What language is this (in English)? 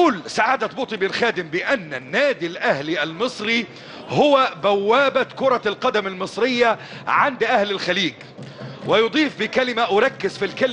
Arabic